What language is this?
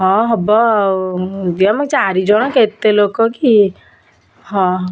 Odia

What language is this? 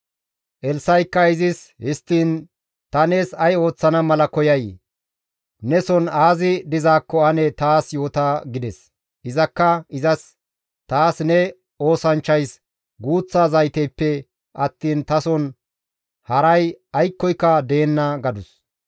Gamo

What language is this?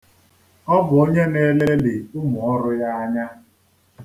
Igbo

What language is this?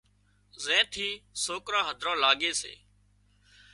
Wadiyara Koli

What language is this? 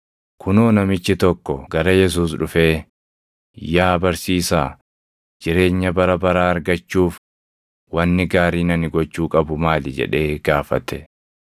Oromo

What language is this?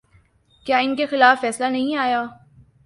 Urdu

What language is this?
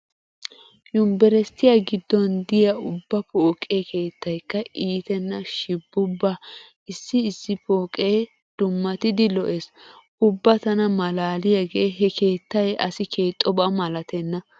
Wolaytta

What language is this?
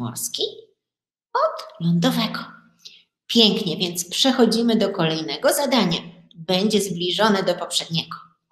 Polish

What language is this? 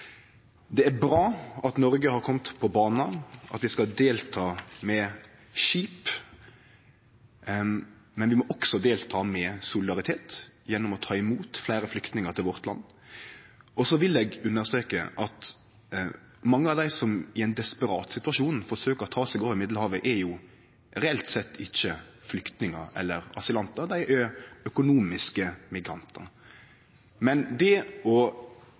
Norwegian Nynorsk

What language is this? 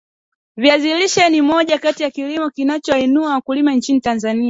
Swahili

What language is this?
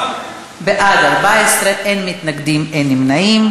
Hebrew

